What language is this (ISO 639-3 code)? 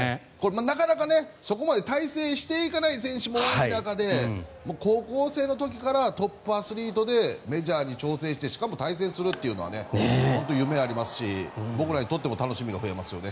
jpn